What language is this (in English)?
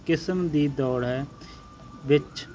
Punjabi